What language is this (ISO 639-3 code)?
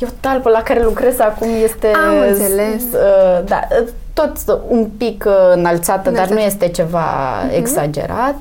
ron